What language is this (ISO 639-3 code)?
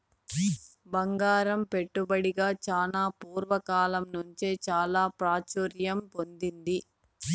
tel